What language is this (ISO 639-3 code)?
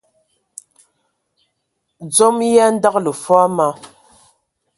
ewo